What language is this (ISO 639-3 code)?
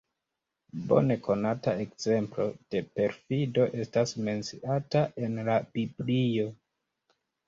epo